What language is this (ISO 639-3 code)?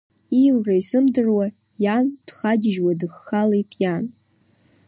abk